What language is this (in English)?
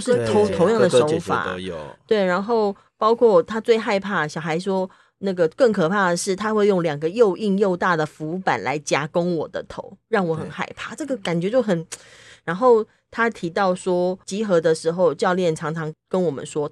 Chinese